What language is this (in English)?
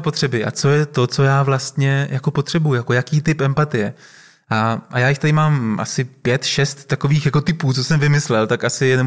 Czech